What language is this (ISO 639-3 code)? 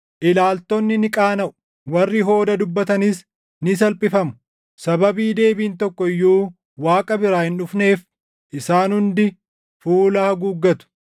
orm